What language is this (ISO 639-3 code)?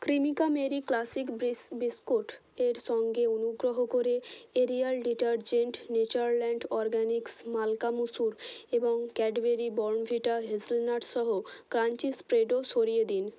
ben